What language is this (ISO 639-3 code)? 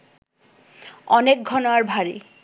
ben